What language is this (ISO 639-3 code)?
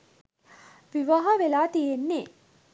sin